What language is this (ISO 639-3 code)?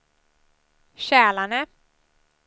swe